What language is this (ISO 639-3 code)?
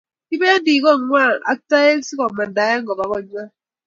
kln